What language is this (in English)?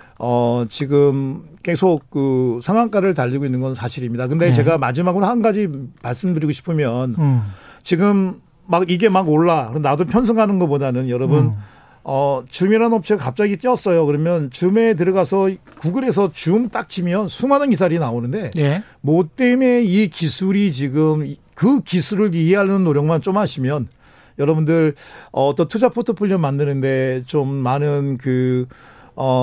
Korean